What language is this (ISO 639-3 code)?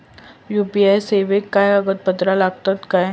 mar